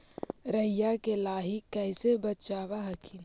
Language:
Magahi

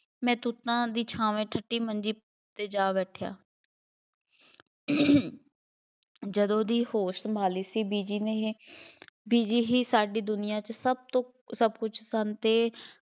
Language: Punjabi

